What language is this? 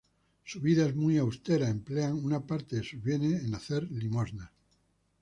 Spanish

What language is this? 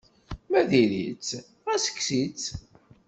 Kabyle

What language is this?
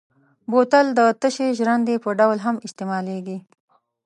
Pashto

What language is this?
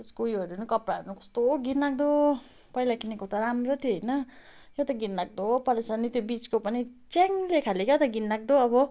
Nepali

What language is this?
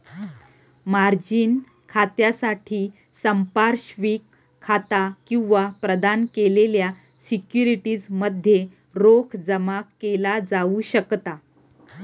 Marathi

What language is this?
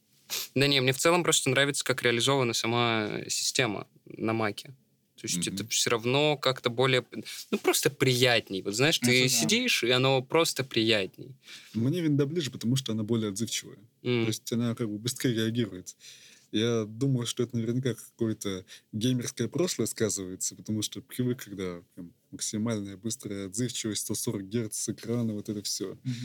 Russian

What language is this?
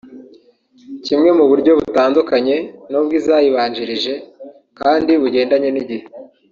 Kinyarwanda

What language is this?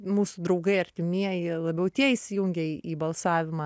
Lithuanian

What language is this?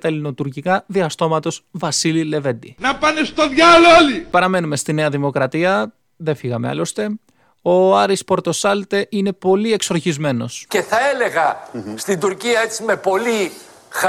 Greek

